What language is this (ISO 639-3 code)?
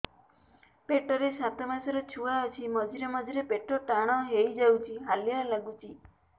ori